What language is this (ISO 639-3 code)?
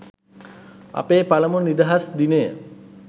sin